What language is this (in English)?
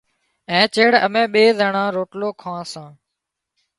Wadiyara Koli